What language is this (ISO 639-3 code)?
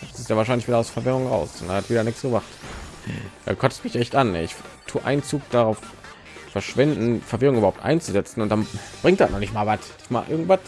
deu